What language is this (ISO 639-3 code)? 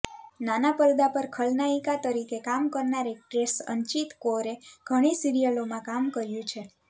guj